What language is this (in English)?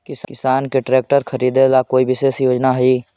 Magahi